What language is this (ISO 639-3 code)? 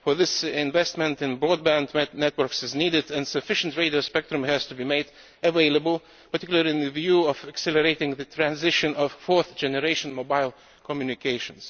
eng